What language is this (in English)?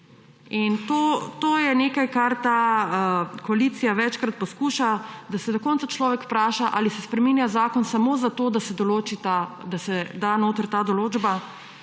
Slovenian